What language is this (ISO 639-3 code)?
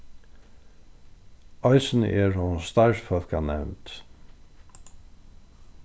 fao